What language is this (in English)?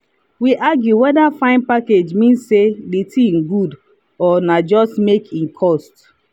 Nigerian Pidgin